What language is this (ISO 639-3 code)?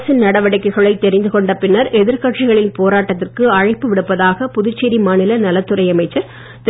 tam